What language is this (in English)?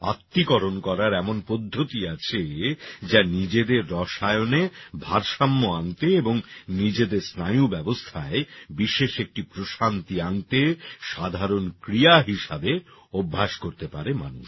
Bangla